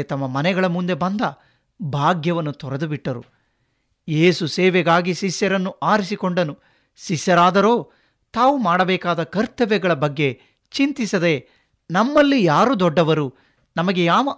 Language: Kannada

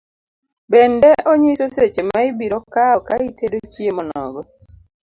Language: Luo (Kenya and Tanzania)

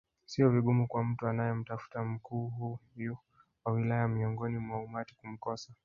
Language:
Swahili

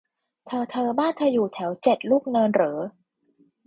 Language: Thai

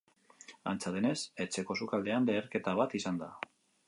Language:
Basque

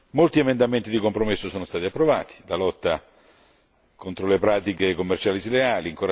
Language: Italian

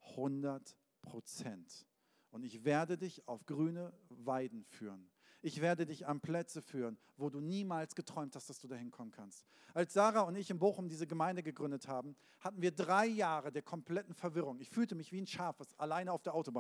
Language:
German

